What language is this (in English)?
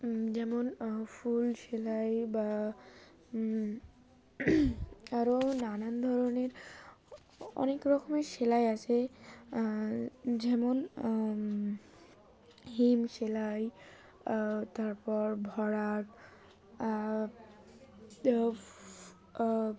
Bangla